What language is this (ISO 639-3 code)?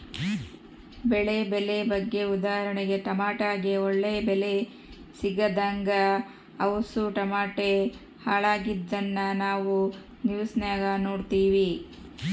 kan